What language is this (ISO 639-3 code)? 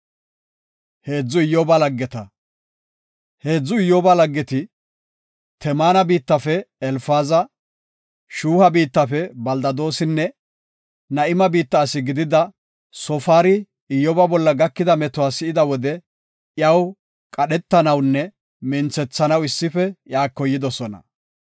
gof